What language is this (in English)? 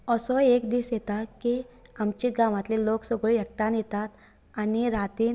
Konkani